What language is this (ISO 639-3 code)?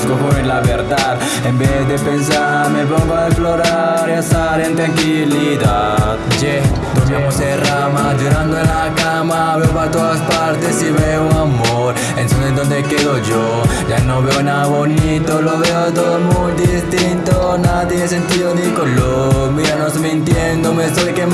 spa